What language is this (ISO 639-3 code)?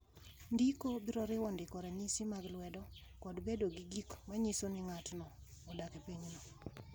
luo